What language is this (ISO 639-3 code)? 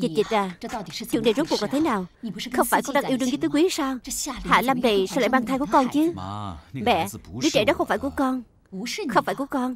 vie